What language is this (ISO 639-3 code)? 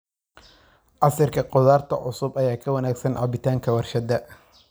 som